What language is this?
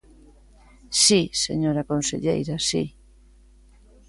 Galician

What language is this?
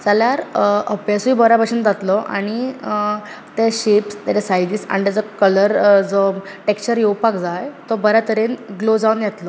Konkani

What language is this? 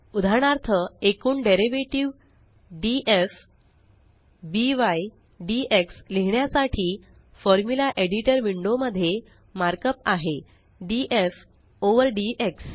Marathi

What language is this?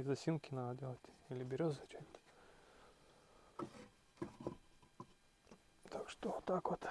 Russian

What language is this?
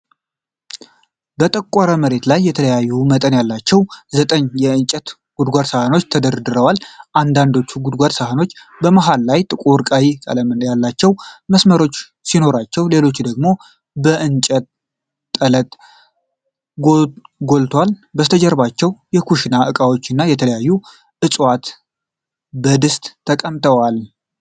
Amharic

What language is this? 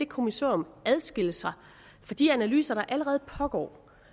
Danish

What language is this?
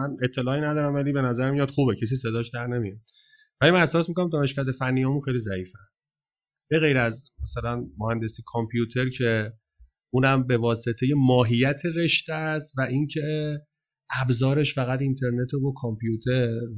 Persian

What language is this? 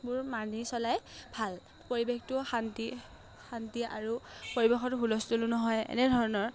Assamese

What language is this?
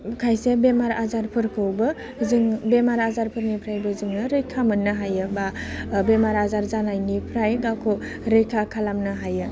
Bodo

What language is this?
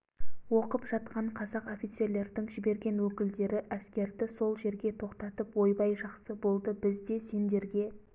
Kazakh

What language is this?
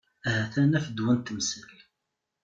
Kabyle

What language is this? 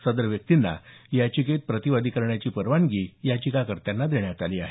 Marathi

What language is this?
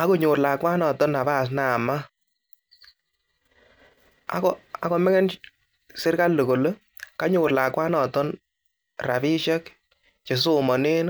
Kalenjin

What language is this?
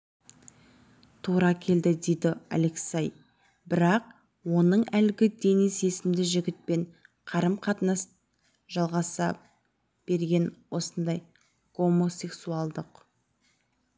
Kazakh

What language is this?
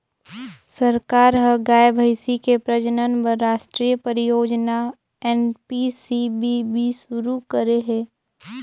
Chhattisgarhi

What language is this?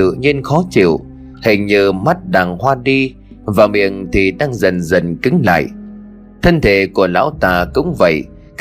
Vietnamese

